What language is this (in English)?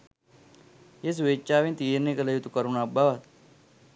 Sinhala